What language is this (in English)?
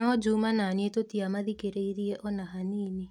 Kikuyu